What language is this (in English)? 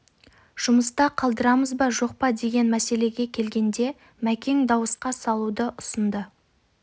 Kazakh